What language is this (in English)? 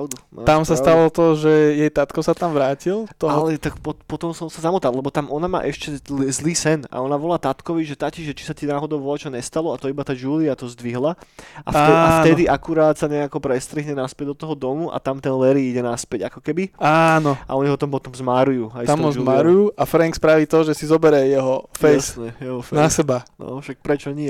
Slovak